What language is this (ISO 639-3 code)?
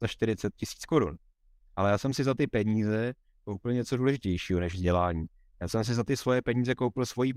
ces